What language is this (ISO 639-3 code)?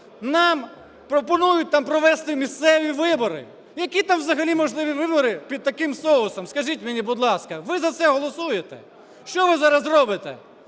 ukr